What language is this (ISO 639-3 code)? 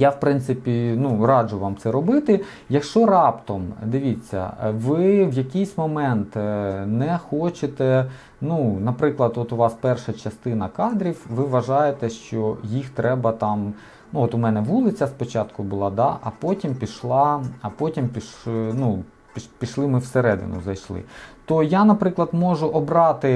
ukr